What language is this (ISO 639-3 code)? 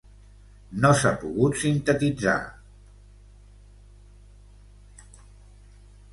cat